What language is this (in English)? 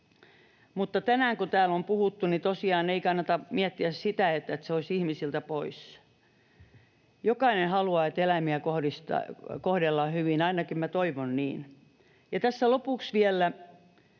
Finnish